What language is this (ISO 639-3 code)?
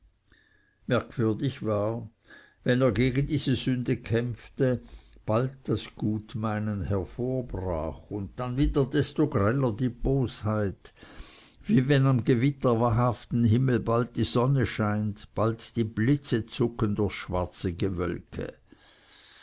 deu